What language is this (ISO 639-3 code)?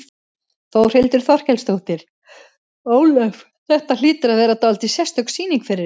isl